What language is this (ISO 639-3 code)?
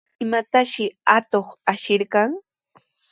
qws